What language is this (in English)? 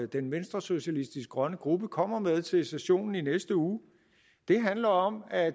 Danish